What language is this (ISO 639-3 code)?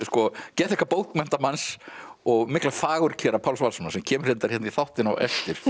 isl